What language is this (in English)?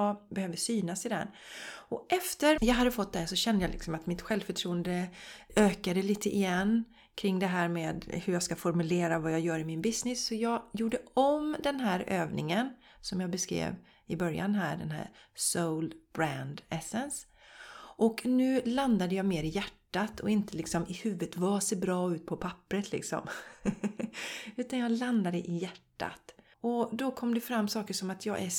Swedish